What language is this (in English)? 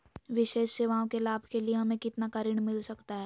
Magahi